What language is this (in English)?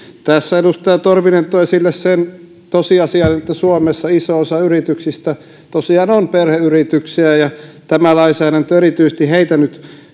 Finnish